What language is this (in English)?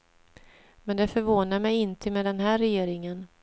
Swedish